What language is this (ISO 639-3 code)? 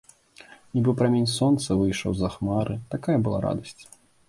bel